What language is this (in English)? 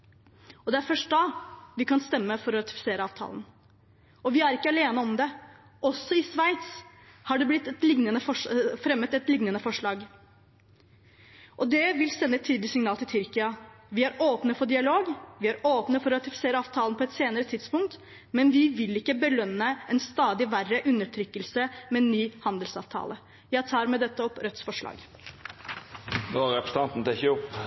Norwegian